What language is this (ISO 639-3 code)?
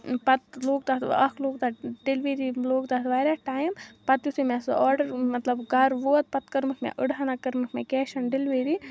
kas